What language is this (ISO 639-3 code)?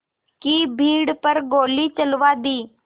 hin